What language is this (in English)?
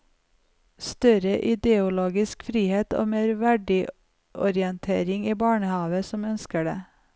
Norwegian